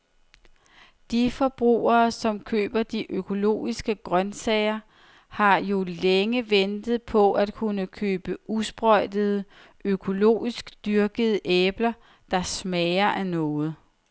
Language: Danish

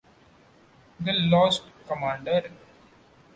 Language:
English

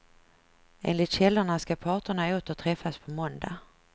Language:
Swedish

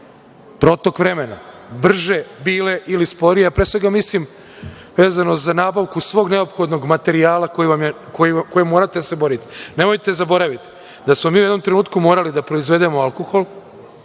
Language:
Serbian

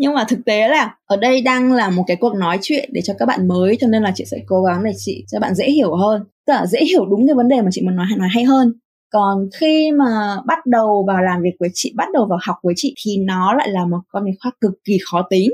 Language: Vietnamese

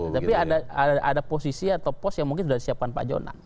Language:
Indonesian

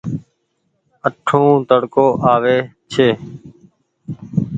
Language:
Goaria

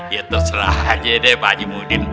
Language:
Indonesian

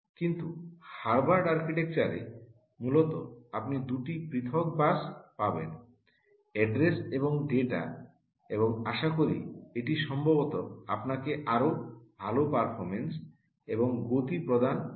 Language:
Bangla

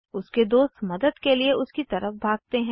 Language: Hindi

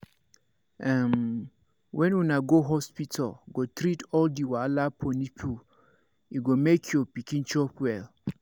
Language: Nigerian Pidgin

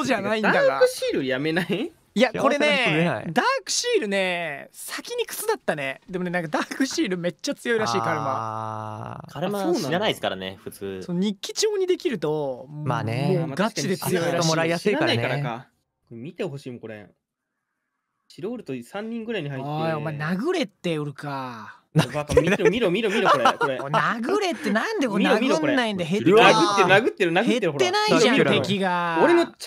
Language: Japanese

